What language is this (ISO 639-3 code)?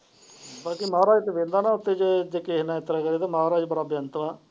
pan